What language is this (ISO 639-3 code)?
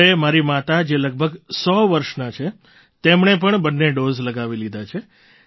guj